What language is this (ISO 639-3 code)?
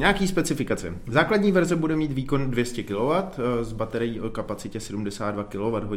ces